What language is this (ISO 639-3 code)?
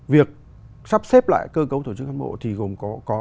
vie